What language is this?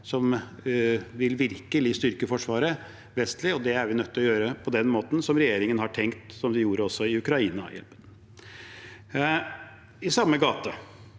Norwegian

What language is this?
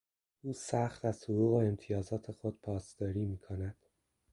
Persian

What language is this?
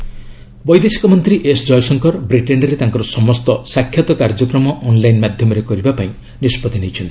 Odia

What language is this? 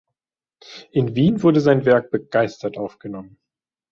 German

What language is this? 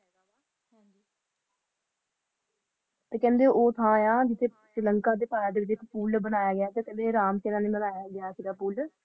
Punjabi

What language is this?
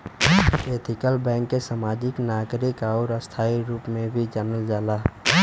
Bhojpuri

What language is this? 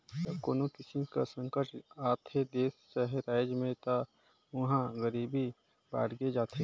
Chhattisgarhi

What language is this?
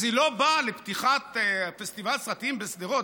Hebrew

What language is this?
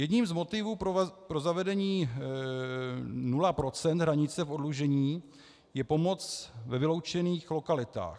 Czech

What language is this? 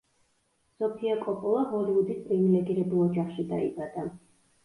Georgian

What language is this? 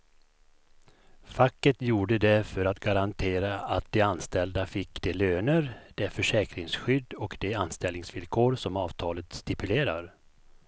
Swedish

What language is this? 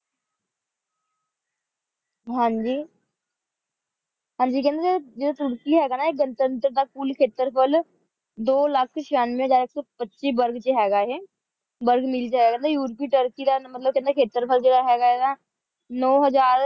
Punjabi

